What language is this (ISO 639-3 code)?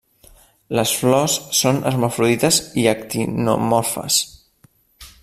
cat